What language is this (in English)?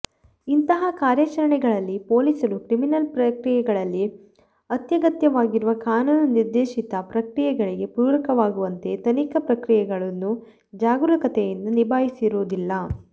Kannada